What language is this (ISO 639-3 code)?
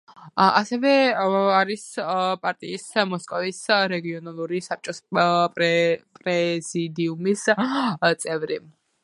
kat